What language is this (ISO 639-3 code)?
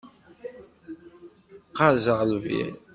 kab